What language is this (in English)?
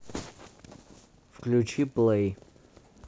Russian